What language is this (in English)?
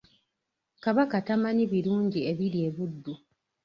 Ganda